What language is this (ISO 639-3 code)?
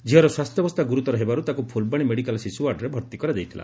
ori